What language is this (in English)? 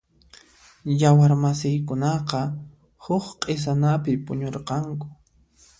Puno Quechua